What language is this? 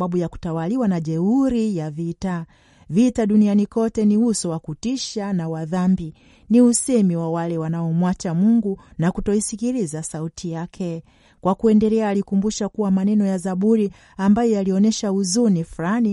Swahili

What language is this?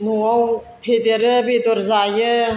Bodo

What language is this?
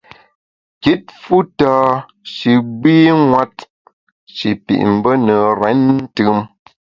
Bamun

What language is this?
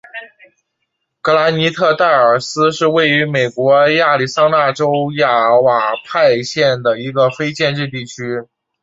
Chinese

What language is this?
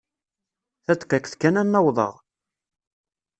Kabyle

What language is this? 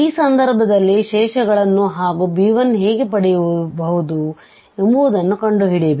Kannada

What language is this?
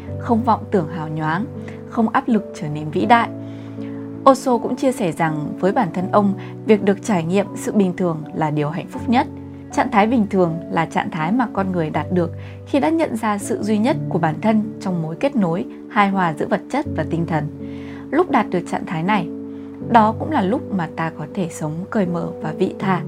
Vietnamese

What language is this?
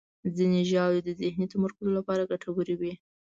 Pashto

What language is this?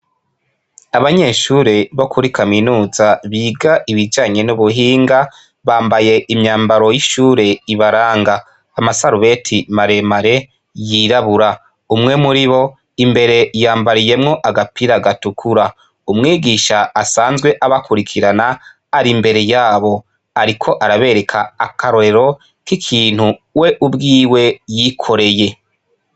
Rundi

